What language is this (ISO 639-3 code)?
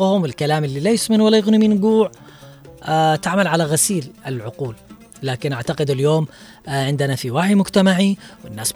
ara